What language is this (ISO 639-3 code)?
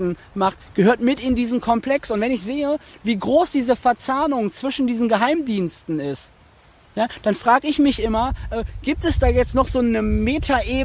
deu